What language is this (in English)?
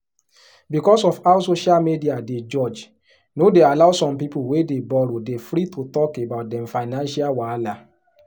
Nigerian Pidgin